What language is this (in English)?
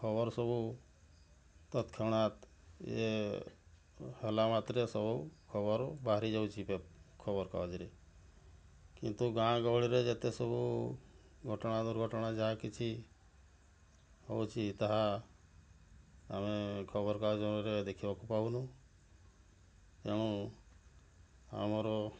Odia